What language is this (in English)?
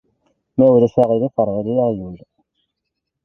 Kabyle